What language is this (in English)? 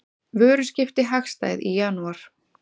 Icelandic